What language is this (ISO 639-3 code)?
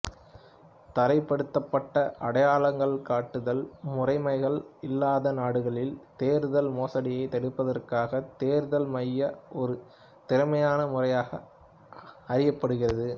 tam